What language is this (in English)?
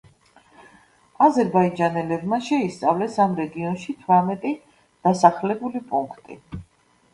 Georgian